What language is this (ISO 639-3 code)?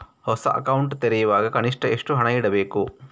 kan